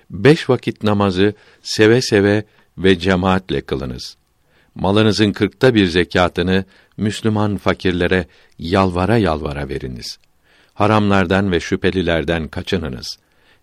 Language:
Turkish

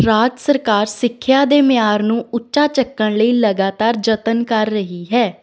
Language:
Punjabi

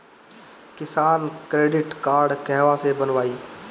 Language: Bhojpuri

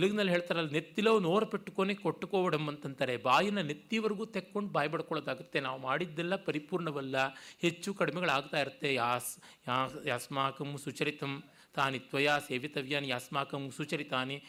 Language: Kannada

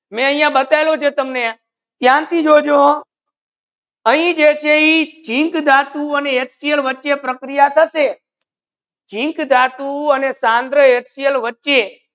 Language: Gujarati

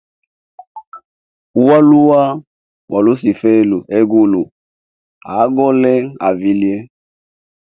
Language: Hemba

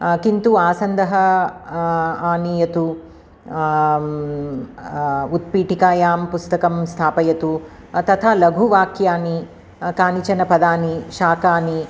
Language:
Sanskrit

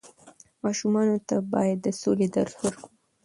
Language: Pashto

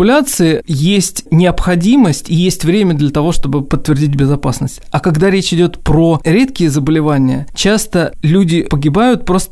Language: Russian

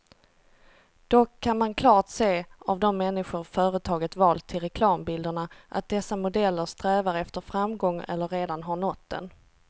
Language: Swedish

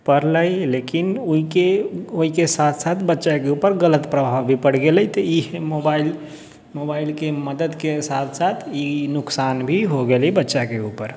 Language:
Maithili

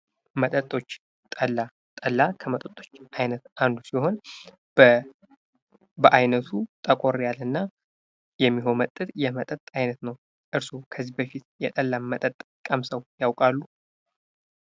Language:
Amharic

